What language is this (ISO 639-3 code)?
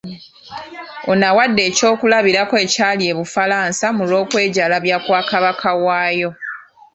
lug